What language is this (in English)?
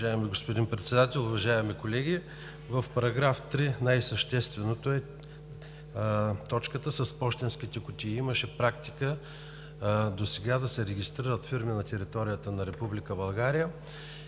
Bulgarian